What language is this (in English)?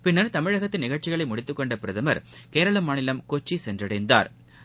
Tamil